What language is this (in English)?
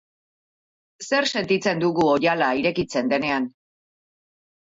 Basque